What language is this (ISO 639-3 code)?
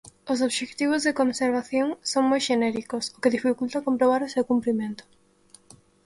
glg